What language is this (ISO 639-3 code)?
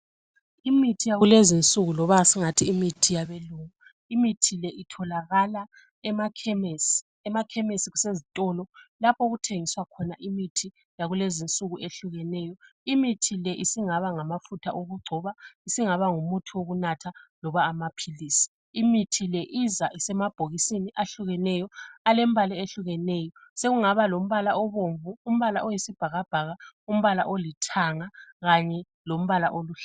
nde